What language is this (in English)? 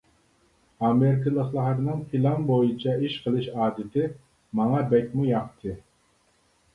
Uyghur